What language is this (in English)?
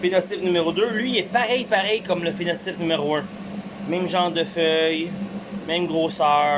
French